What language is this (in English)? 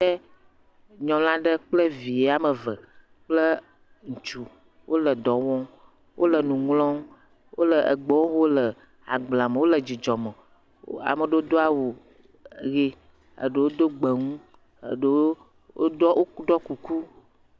Ewe